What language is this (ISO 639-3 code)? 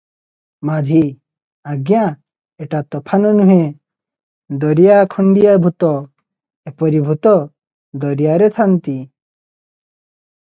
ori